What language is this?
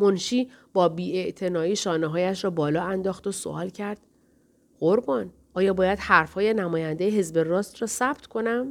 Persian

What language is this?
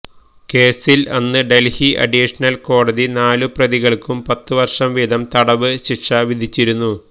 Malayalam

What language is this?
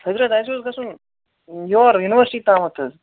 Kashmiri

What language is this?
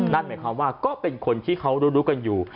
Thai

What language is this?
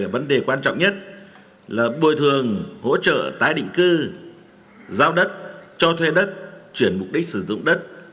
Vietnamese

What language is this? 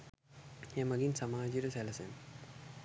Sinhala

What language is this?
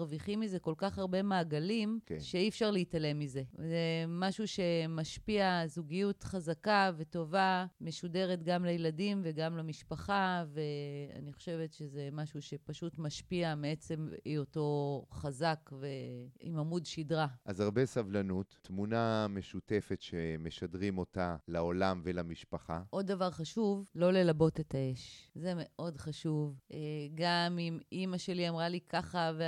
Hebrew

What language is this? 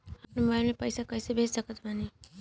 Bhojpuri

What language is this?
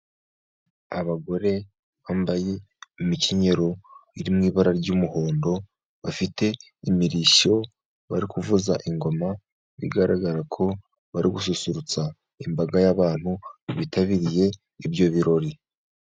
Kinyarwanda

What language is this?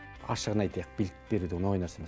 Kazakh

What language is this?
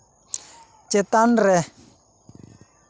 Santali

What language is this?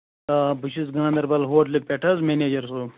Kashmiri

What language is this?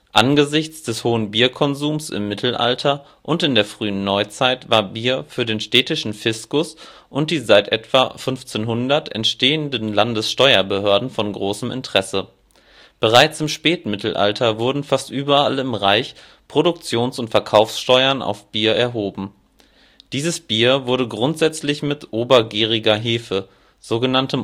German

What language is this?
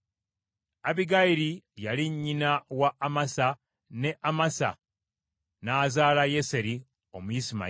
Ganda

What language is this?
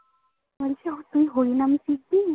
Bangla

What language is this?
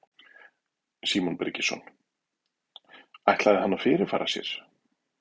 Icelandic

